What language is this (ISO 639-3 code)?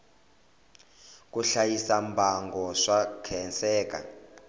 tso